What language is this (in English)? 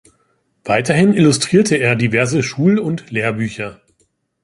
German